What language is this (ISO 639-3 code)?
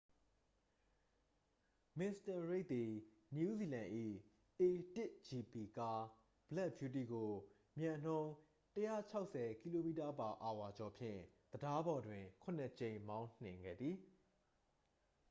mya